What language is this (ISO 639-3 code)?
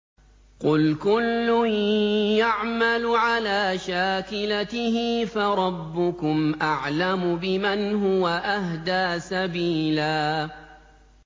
ara